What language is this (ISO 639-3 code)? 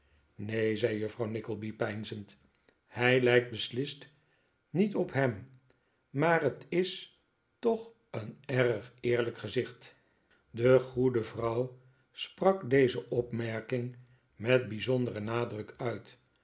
nld